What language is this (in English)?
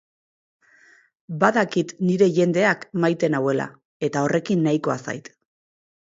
Basque